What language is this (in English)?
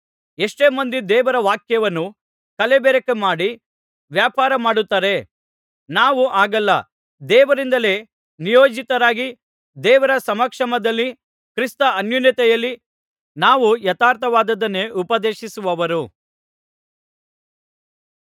Kannada